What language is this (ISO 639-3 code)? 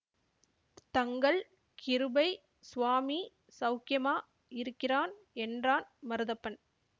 tam